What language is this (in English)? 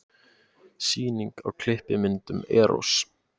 Icelandic